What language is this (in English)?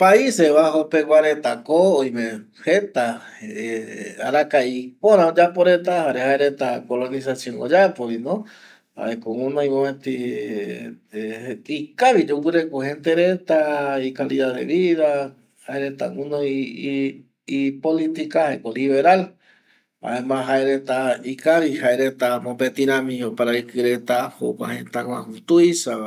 Eastern Bolivian Guaraní